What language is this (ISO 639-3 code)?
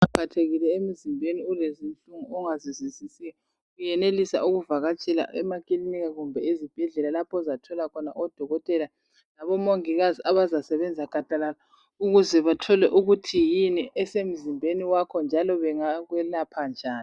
nde